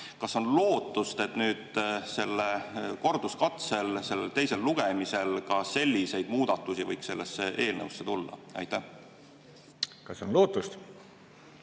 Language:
Estonian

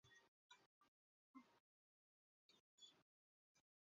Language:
Chinese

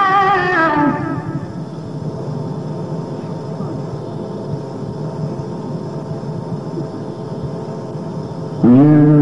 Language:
Arabic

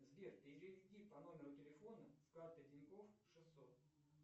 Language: Russian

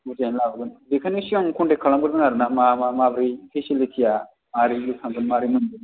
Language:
Bodo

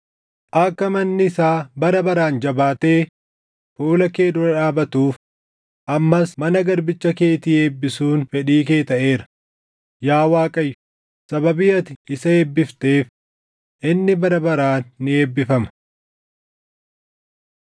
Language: Oromo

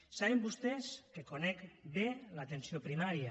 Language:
Catalan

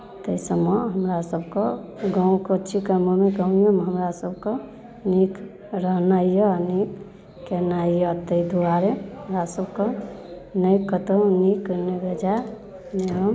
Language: Maithili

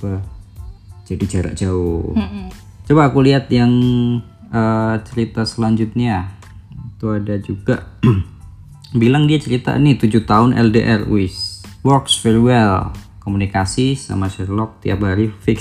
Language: Indonesian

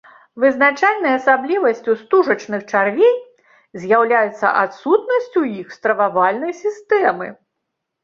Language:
Belarusian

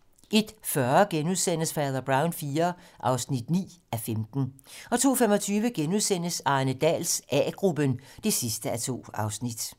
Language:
Danish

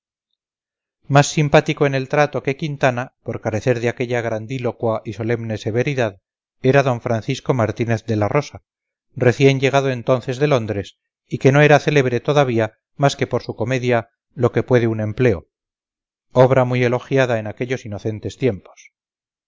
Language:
Spanish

